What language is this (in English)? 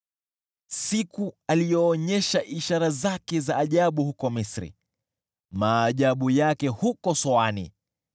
Swahili